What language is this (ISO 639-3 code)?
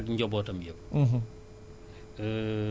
wol